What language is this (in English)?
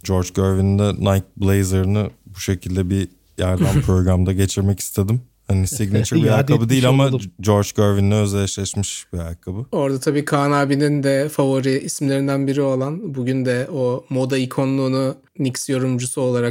Turkish